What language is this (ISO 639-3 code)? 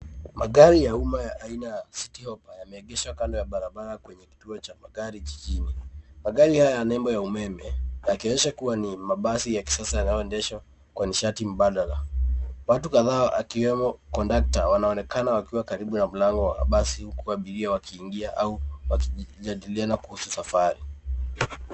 swa